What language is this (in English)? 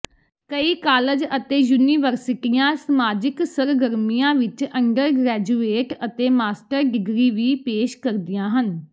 Punjabi